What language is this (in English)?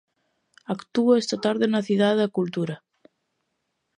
Galician